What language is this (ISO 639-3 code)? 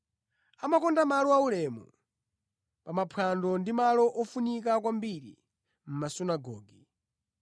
nya